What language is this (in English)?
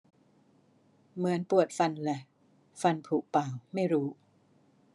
Thai